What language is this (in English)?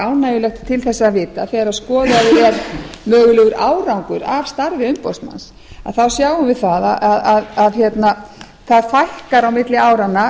Icelandic